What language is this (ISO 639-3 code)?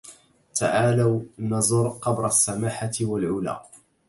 ara